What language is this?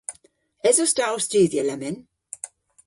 Cornish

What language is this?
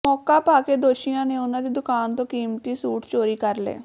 Punjabi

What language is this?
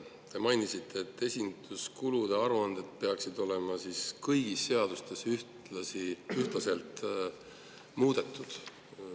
Estonian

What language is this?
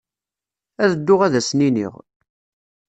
Kabyle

